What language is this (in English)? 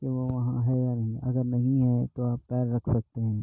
Urdu